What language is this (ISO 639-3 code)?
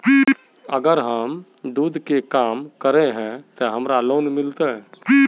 mag